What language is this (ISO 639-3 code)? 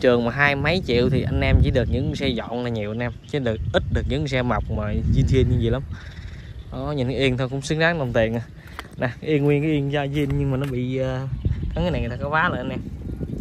vie